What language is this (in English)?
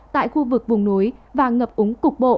Vietnamese